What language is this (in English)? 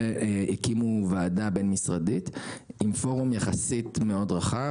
Hebrew